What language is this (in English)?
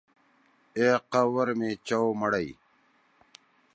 Torwali